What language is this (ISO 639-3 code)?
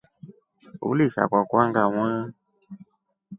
rof